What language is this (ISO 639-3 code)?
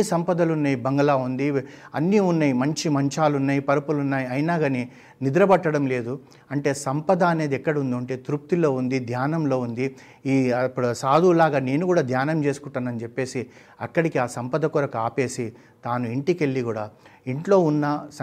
tel